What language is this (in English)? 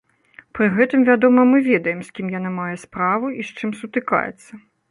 Belarusian